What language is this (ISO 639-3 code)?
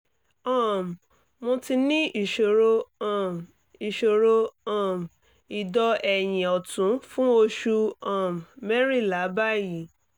yor